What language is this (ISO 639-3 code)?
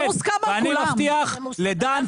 heb